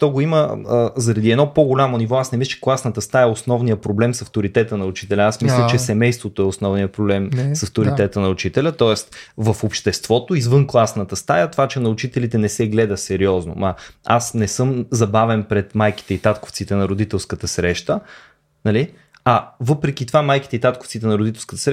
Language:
Bulgarian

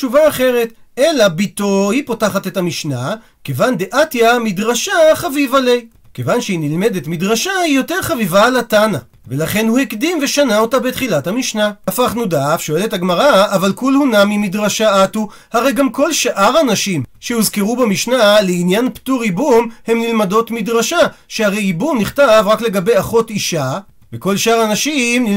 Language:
Hebrew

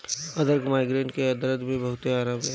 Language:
Bhojpuri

